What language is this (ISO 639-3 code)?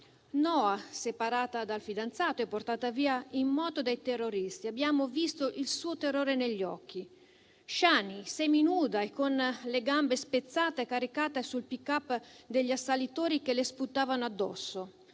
ita